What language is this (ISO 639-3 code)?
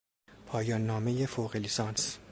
fas